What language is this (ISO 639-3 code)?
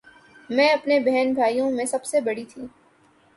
urd